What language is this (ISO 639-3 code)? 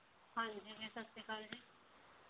pan